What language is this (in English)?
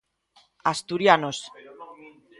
Galician